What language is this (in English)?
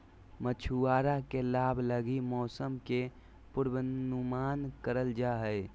Magahi